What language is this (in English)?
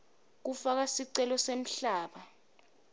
Swati